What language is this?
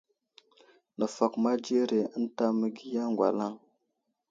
Wuzlam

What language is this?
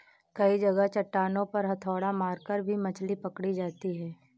Hindi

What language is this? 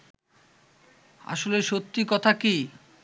Bangla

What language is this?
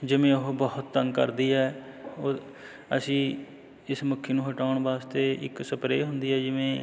Punjabi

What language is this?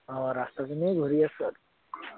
Assamese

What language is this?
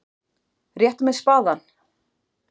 Icelandic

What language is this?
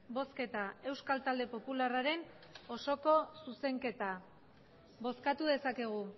Basque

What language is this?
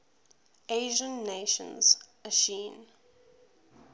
English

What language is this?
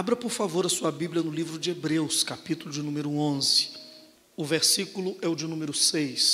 Portuguese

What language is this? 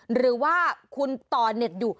Thai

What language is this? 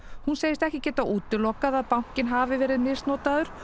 Icelandic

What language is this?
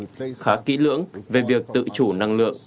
Vietnamese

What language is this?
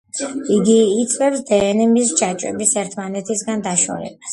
Georgian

